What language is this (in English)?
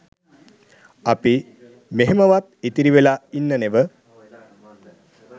Sinhala